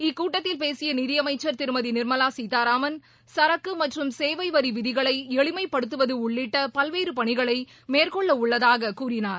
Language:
Tamil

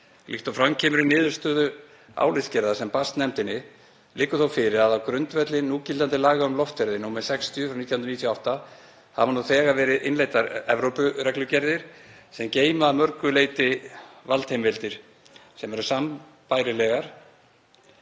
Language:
Icelandic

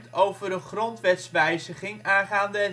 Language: Dutch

